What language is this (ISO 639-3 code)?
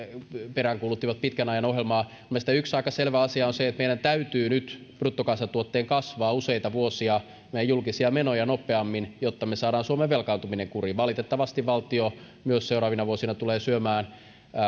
fin